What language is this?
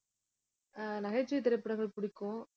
Tamil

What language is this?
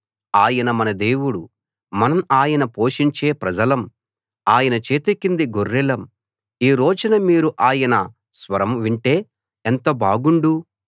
Telugu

